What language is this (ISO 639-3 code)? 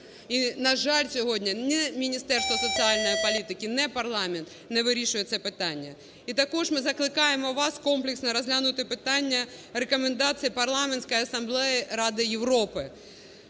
ukr